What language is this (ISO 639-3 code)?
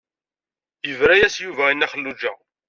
kab